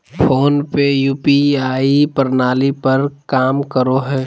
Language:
Magahi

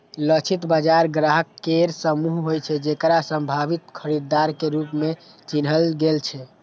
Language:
Maithili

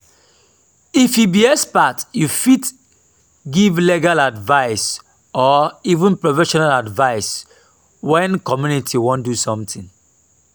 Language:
Nigerian Pidgin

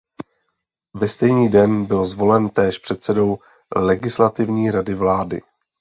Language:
Czech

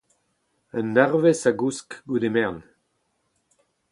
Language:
Breton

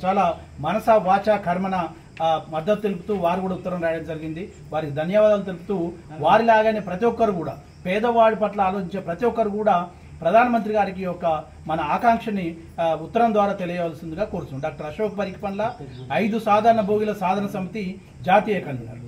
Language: Telugu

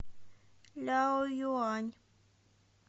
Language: Russian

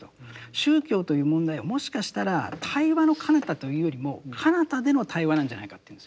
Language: Japanese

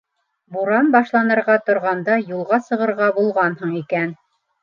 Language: Bashkir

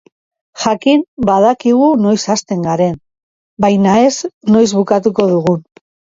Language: Basque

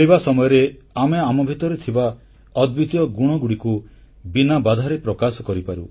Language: Odia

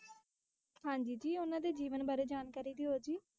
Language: Punjabi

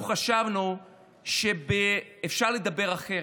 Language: Hebrew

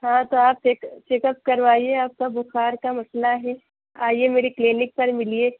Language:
Urdu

